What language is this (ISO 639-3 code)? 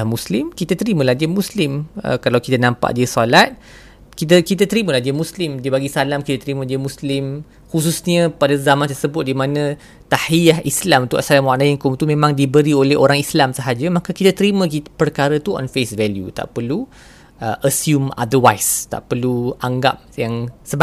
msa